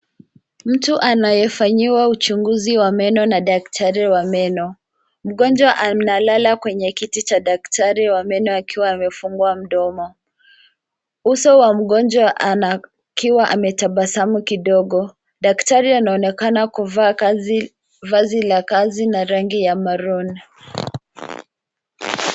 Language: Swahili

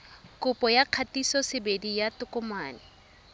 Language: Tswana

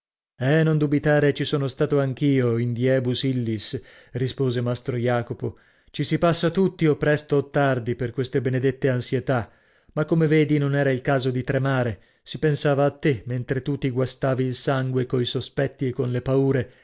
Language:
Italian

